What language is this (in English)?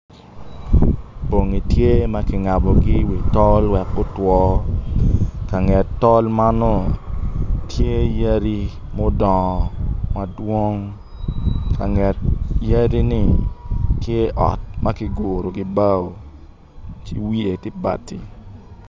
Acoli